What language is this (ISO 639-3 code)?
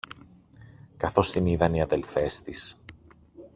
ell